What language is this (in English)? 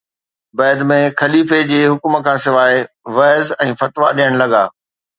Sindhi